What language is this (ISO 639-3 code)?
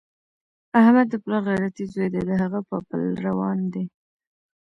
pus